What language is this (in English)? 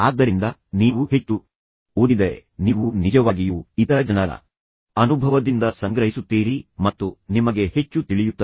Kannada